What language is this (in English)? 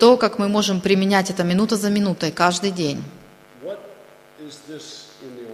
Russian